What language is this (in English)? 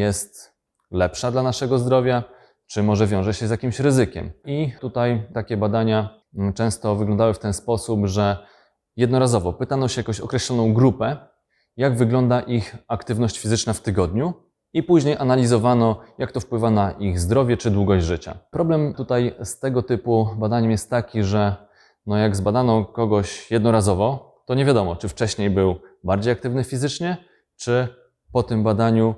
Polish